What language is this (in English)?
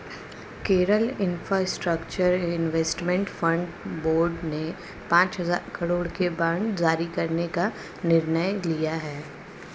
Hindi